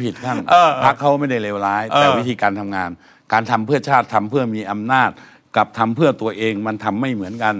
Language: Thai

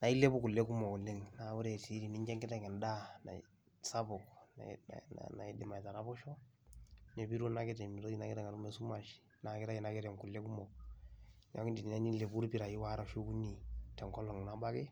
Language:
Masai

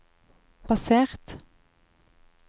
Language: Norwegian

